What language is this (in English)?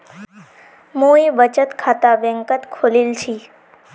Magahi